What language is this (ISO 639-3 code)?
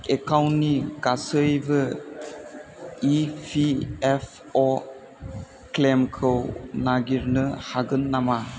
brx